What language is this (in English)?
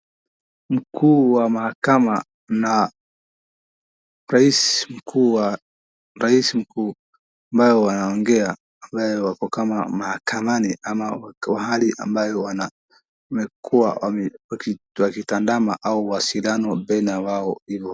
Swahili